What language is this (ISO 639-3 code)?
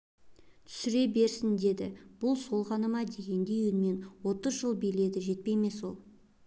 kaz